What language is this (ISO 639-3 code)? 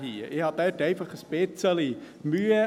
gsw